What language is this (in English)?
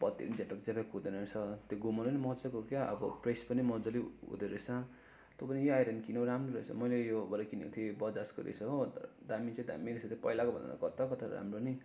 Nepali